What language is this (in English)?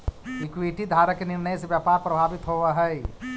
Magahi